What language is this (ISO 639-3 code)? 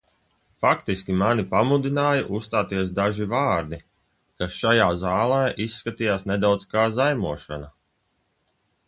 lav